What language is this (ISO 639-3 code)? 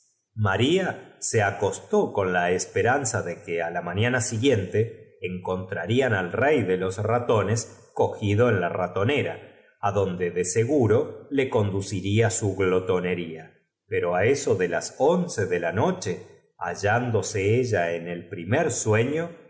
spa